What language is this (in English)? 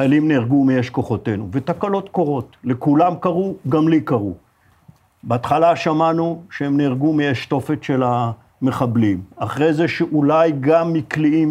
Hebrew